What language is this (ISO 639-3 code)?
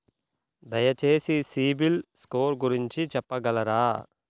tel